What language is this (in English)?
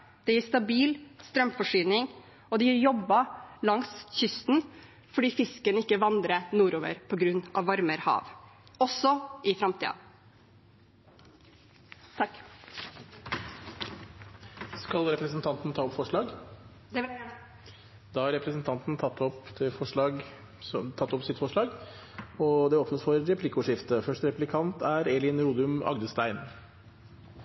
Norwegian